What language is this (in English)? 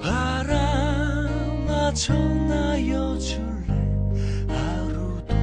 Korean